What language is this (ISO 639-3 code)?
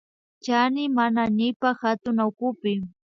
qvi